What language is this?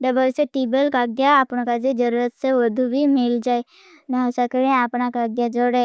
Bhili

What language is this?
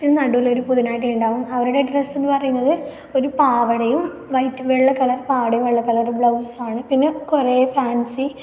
Malayalam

